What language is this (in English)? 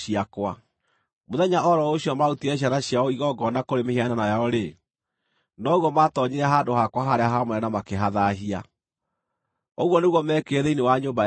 Kikuyu